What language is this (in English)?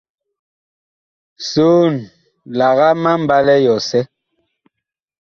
Bakoko